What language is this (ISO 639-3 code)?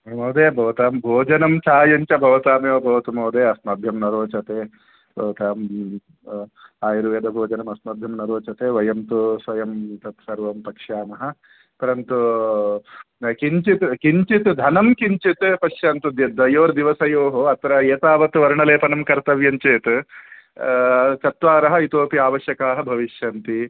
san